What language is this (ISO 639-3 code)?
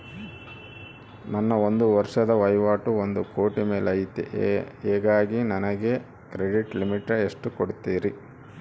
kan